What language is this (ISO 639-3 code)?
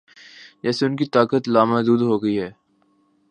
urd